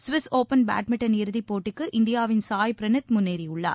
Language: Tamil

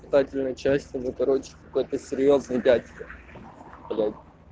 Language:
Russian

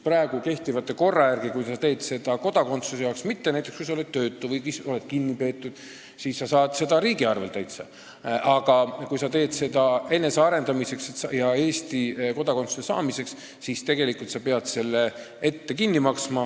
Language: Estonian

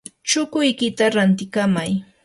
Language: Yanahuanca Pasco Quechua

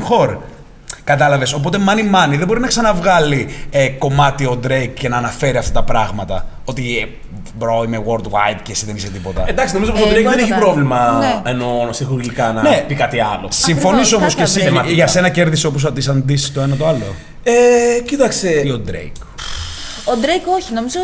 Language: Greek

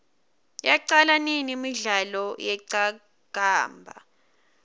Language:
Swati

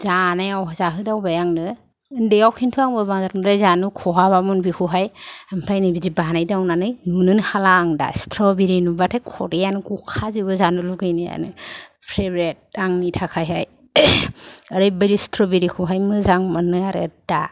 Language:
Bodo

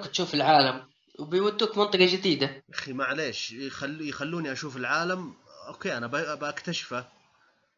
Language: Arabic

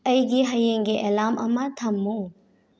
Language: Manipuri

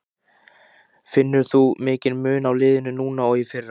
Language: Icelandic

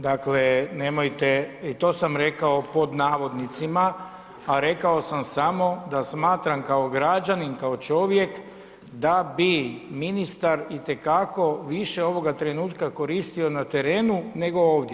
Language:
Croatian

